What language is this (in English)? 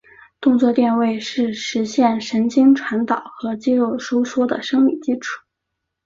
Chinese